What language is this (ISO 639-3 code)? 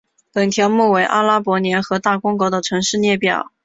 zho